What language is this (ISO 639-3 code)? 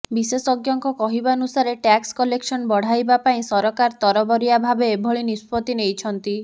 ori